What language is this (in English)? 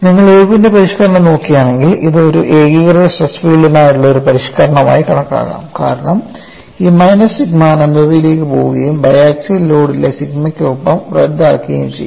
Malayalam